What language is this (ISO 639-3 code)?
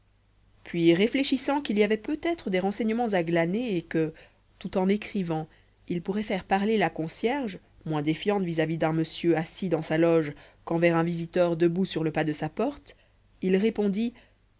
fra